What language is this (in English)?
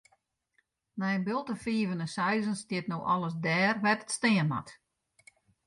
Western Frisian